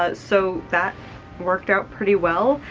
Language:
English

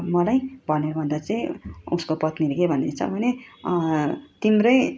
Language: Nepali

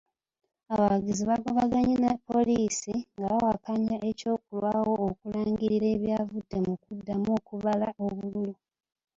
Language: Ganda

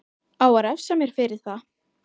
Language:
Icelandic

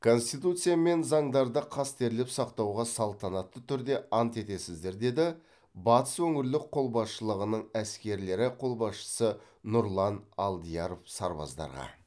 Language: Kazakh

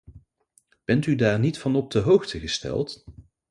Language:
Dutch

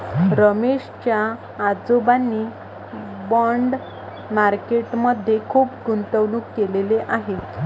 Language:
Marathi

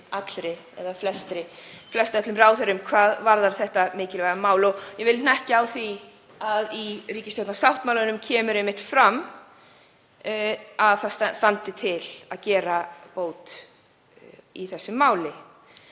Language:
Icelandic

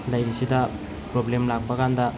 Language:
Manipuri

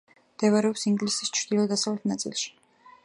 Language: Georgian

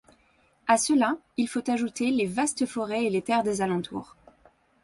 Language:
French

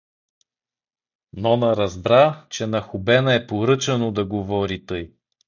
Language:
Bulgarian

